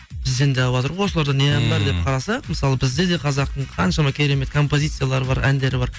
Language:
Kazakh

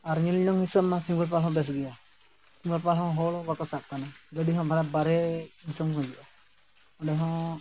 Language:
Santali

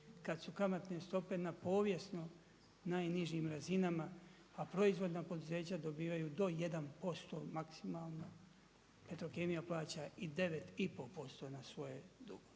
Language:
Croatian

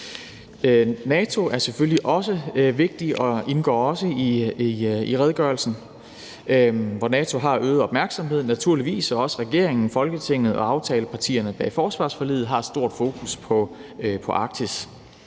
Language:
Danish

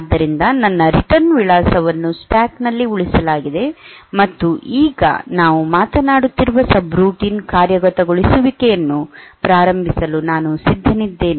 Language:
Kannada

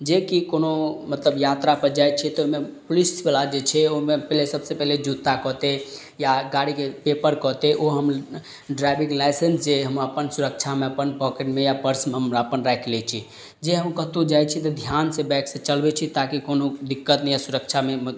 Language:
Maithili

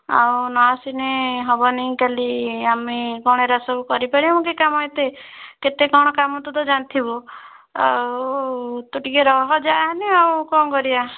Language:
Odia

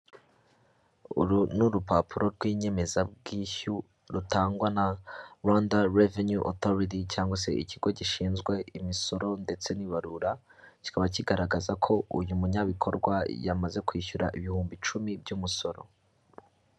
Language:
Kinyarwanda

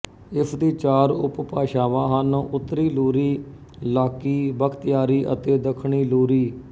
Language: Punjabi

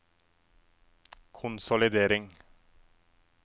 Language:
Norwegian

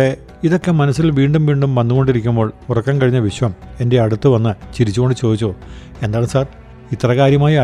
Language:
Malayalam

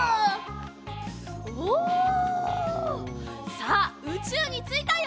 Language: Japanese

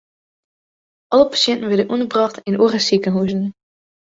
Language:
Western Frisian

